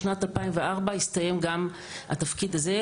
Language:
Hebrew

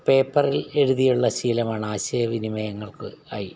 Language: Malayalam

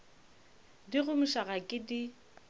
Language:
Northern Sotho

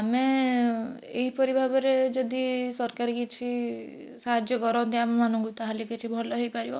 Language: Odia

